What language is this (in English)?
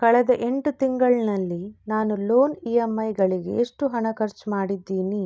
Kannada